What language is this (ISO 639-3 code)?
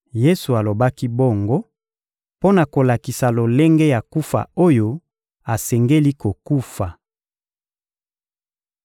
lin